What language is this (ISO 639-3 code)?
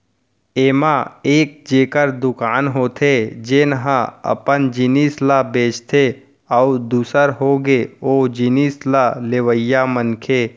hne